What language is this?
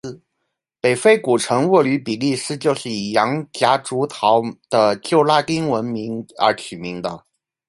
Chinese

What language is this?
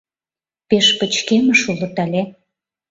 Mari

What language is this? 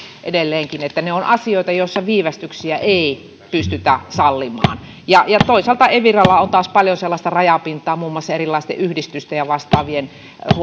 Finnish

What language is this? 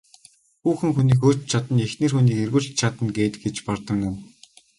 Mongolian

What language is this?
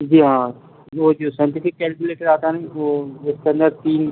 Urdu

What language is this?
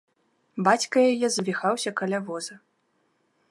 Belarusian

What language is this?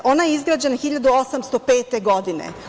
Serbian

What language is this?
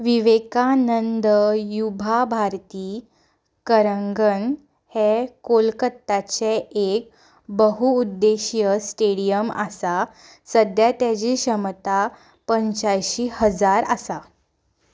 Konkani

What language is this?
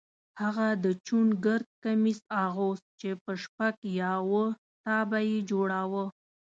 Pashto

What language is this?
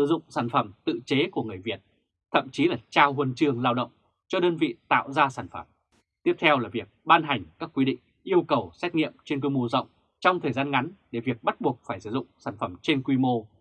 Vietnamese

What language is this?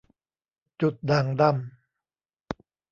Thai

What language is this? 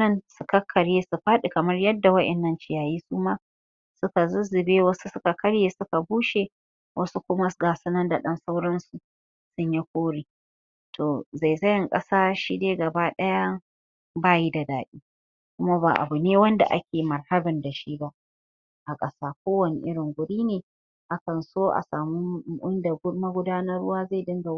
Hausa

